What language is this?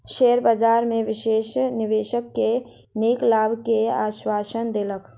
Maithili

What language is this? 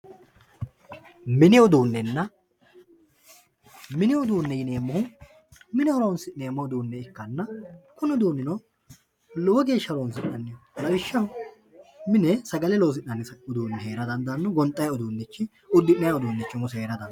Sidamo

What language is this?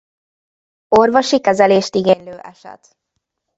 Hungarian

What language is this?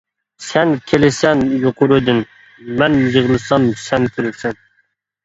Uyghur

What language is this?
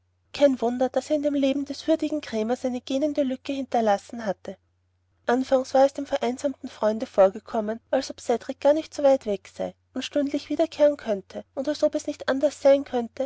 German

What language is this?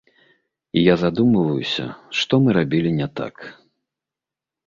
Belarusian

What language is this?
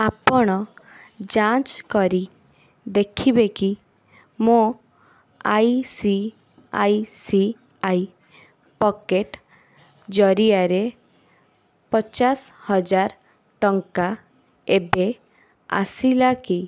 Odia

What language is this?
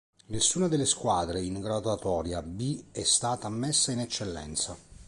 Italian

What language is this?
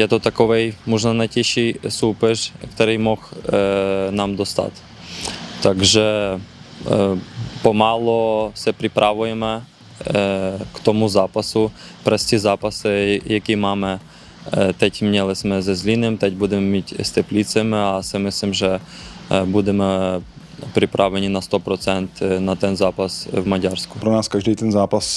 Czech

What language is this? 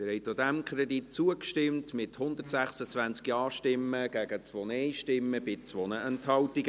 Swiss German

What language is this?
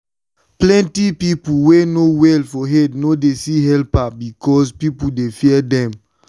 Nigerian Pidgin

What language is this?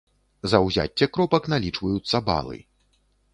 Belarusian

